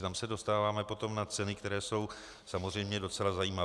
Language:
Czech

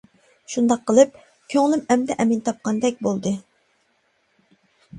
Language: Uyghur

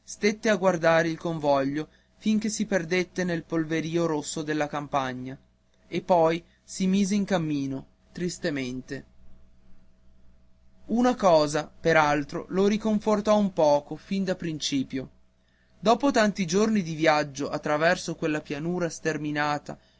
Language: Italian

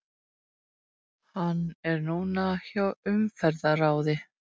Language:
Icelandic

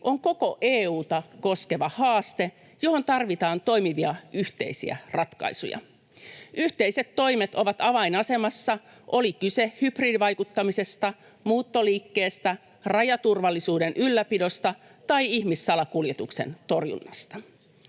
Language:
Finnish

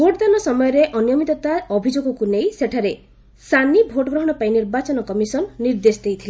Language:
Odia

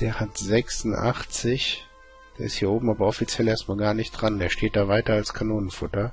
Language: German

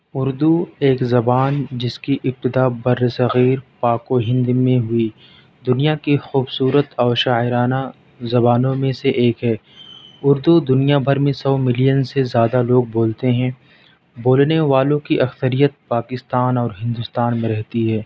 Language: Urdu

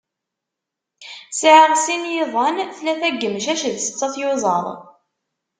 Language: Kabyle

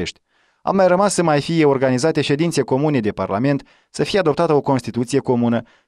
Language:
Romanian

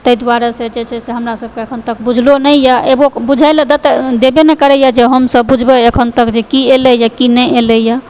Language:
Maithili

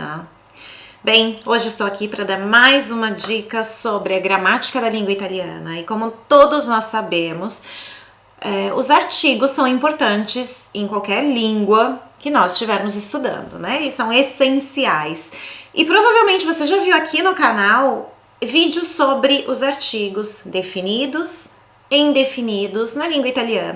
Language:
Portuguese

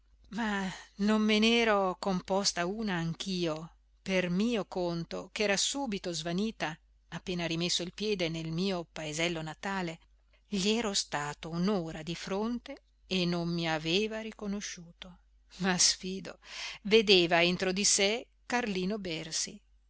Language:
Italian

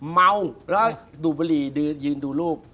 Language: Thai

